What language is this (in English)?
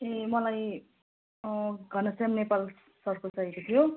Nepali